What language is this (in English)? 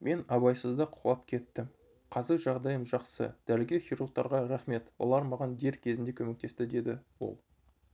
Kazakh